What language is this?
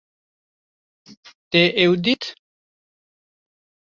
Kurdish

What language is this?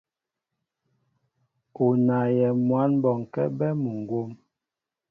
Mbo (Cameroon)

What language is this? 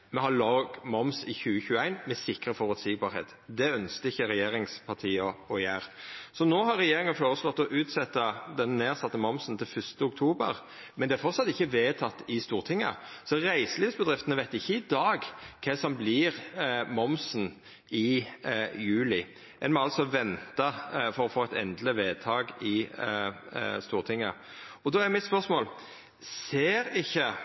Norwegian Nynorsk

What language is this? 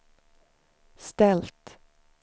Swedish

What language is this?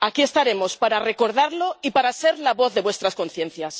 Spanish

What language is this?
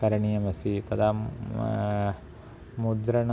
Sanskrit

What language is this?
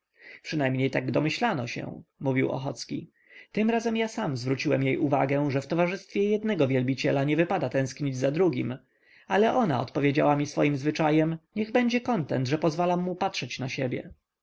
Polish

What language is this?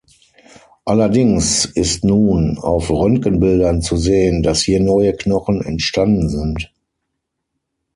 German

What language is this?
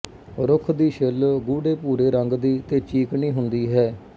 Punjabi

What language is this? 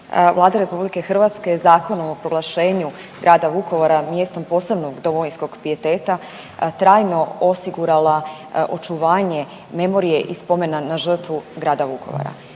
Croatian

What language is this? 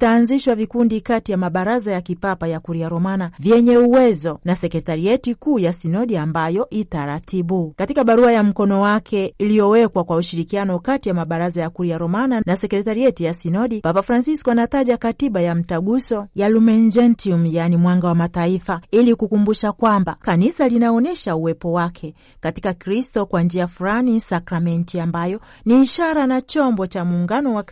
Swahili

